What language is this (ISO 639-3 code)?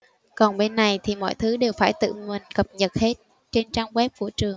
vie